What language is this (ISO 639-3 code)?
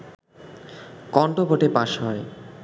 ben